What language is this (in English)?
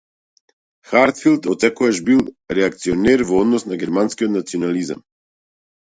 Macedonian